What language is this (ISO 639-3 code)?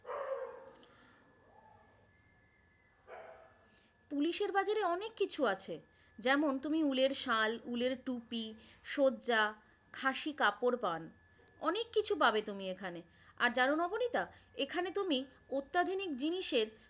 ben